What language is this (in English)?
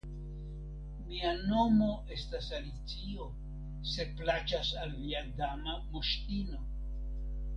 Esperanto